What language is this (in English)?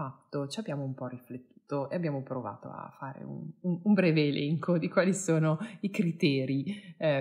Italian